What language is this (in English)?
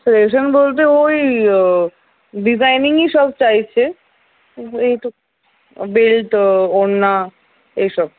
Bangla